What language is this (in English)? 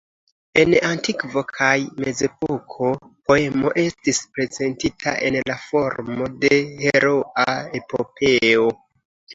Esperanto